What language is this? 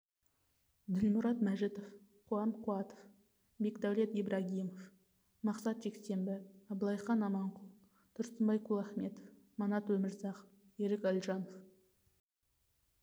Kazakh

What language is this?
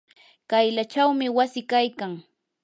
Yanahuanca Pasco Quechua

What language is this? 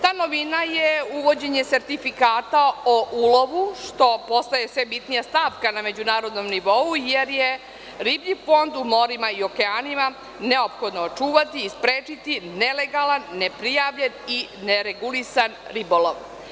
Serbian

